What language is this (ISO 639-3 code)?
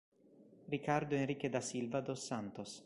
ita